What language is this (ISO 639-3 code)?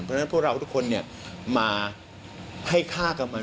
tha